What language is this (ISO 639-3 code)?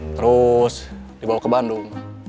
ind